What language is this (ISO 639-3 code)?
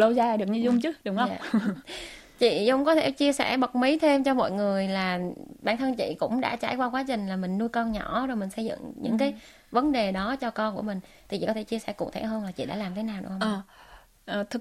vie